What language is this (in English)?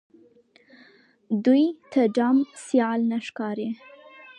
Pashto